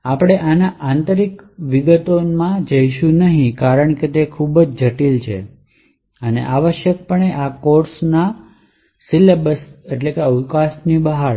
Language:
Gujarati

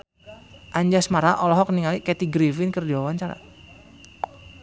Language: Sundanese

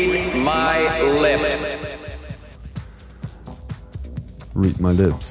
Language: German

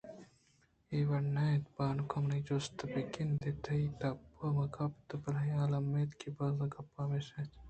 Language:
Eastern Balochi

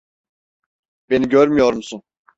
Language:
Turkish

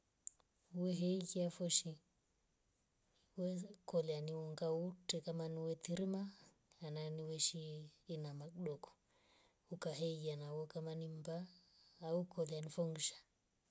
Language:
Rombo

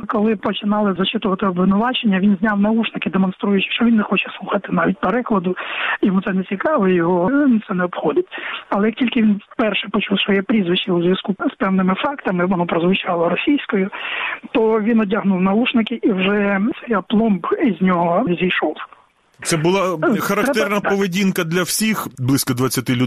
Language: Ukrainian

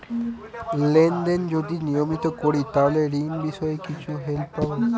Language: Bangla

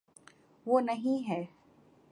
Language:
Urdu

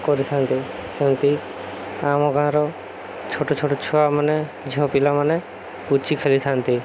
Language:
Odia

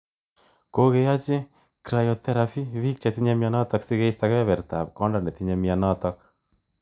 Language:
Kalenjin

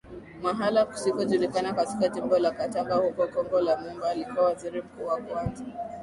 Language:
Swahili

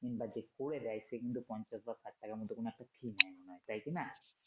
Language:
Bangla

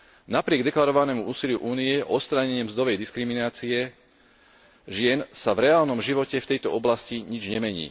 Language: Slovak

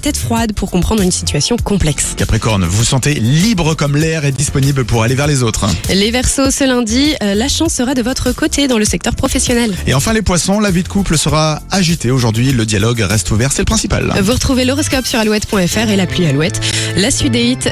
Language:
French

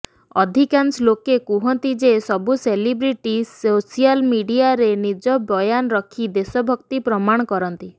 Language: Odia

